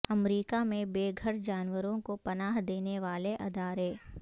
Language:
Urdu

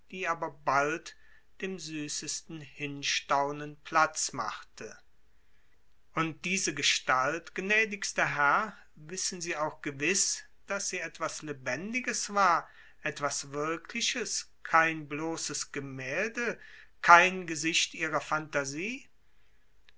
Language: German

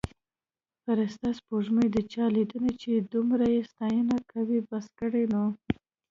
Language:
Pashto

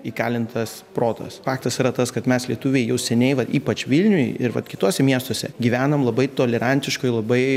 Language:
Lithuanian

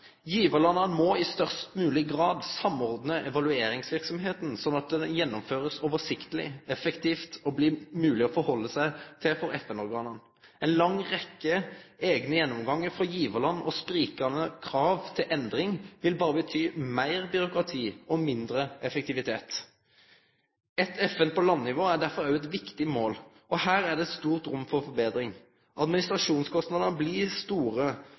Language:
Norwegian Nynorsk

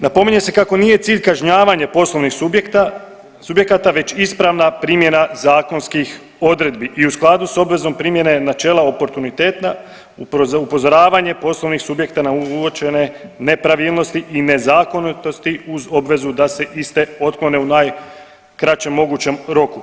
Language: Croatian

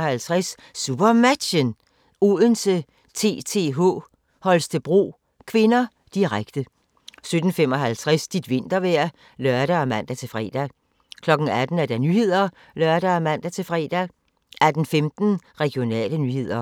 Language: Danish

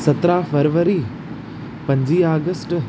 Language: Sindhi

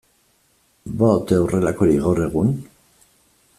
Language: Basque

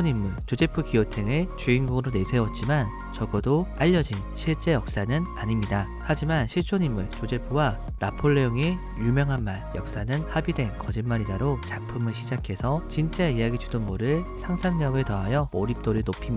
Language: Korean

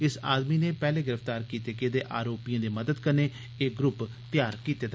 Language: Dogri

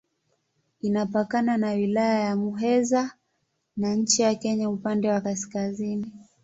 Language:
Swahili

